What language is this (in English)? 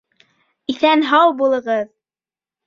Bashkir